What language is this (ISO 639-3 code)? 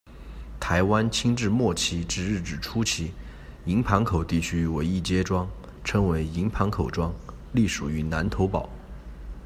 zho